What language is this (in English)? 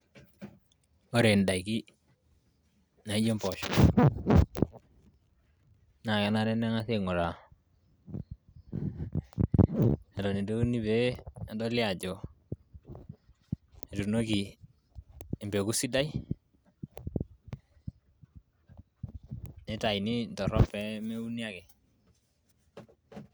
Masai